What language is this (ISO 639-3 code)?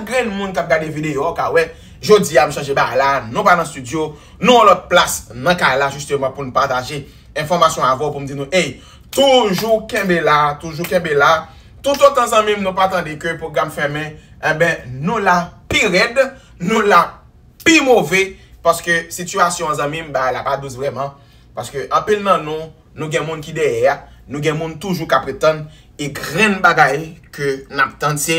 fra